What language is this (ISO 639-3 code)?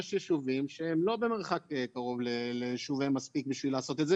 heb